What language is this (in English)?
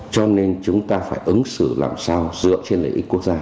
Vietnamese